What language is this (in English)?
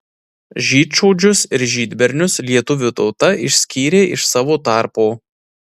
Lithuanian